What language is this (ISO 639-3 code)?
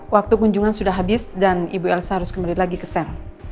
ind